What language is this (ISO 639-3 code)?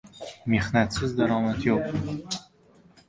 uzb